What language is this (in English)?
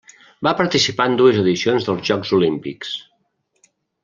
Catalan